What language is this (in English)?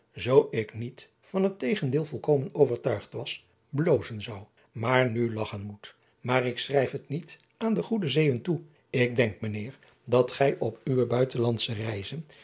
Dutch